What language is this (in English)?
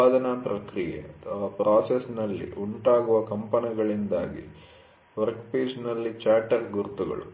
Kannada